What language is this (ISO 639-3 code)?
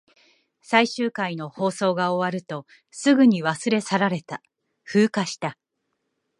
jpn